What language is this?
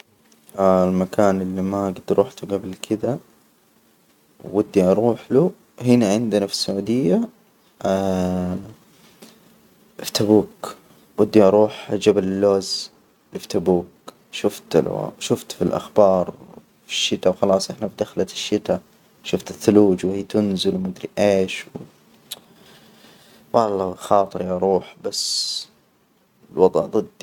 Hijazi Arabic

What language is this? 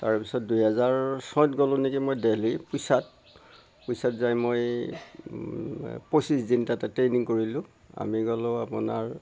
Assamese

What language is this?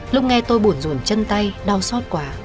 Vietnamese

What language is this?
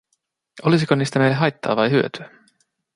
Finnish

